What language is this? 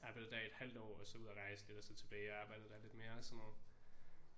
Danish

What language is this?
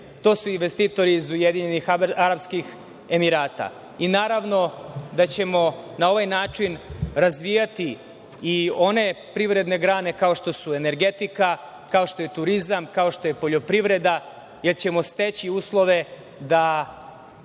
Serbian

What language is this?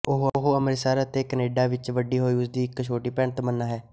Punjabi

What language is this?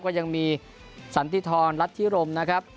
Thai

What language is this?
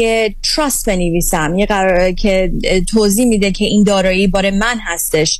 Persian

